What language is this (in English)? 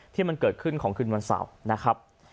Thai